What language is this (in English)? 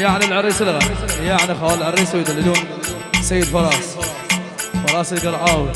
Arabic